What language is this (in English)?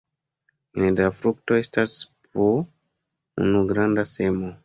Esperanto